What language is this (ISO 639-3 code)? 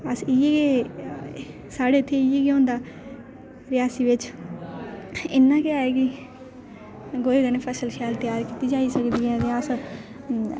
doi